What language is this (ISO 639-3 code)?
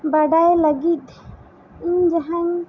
sat